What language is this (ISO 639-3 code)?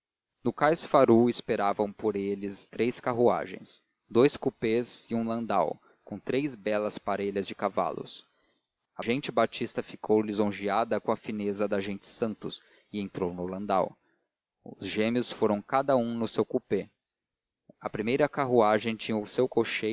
por